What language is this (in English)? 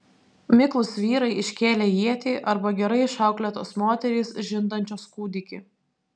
Lithuanian